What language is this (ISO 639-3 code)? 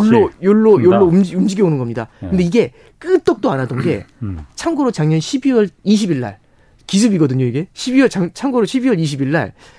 kor